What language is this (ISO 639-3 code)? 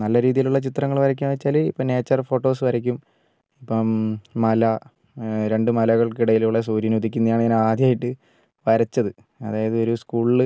mal